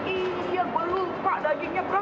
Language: Indonesian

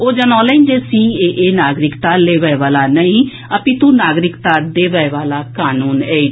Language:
Maithili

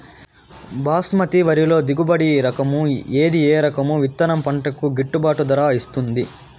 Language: Telugu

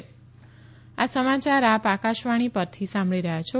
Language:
Gujarati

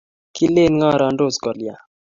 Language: Kalenjin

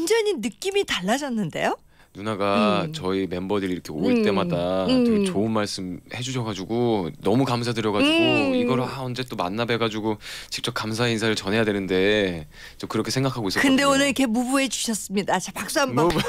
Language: Korean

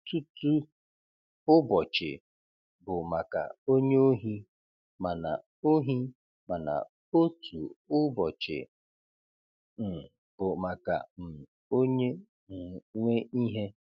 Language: Igbo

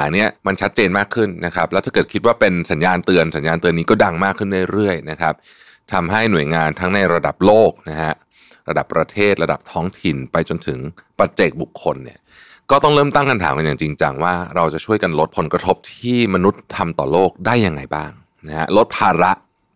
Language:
Thai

